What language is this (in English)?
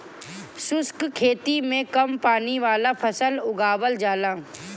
Bhojpuri